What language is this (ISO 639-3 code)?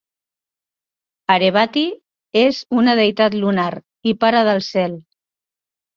cat